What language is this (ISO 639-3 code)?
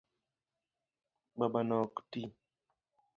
luo